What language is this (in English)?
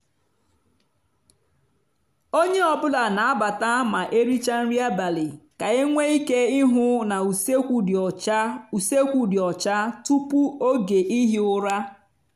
Igbo